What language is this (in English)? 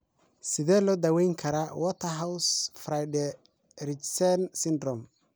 Somali